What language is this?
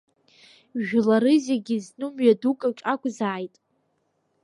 Abkhazian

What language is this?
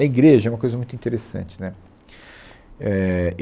Portuguese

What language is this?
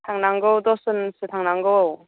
Bodo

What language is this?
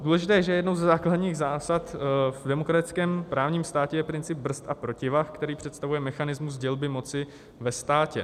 Czech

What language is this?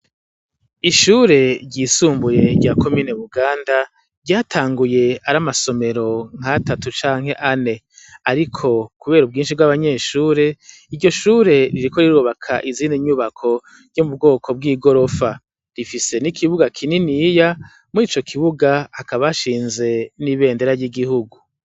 Rundi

